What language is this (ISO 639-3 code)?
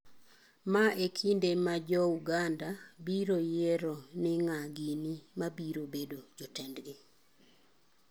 luo